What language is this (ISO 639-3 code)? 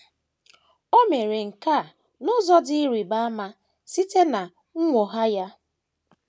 ibo